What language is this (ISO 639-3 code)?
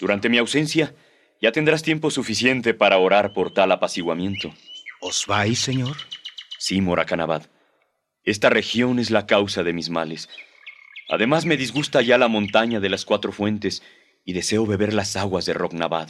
spa